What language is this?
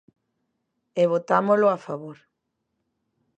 Galician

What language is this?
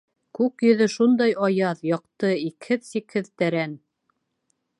Bashkir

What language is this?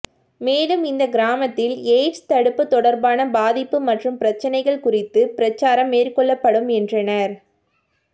Tamil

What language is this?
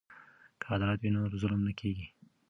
Pashto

